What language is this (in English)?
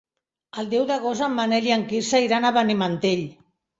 Catalan